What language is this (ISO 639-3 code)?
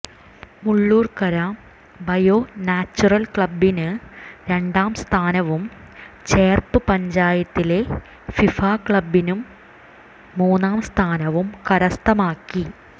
mal